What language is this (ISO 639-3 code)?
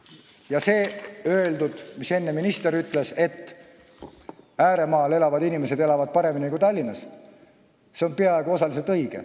est